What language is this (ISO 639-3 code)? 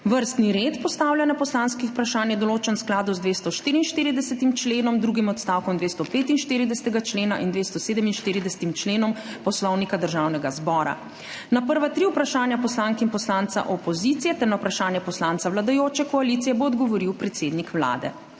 slv